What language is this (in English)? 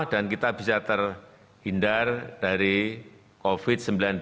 Indonesian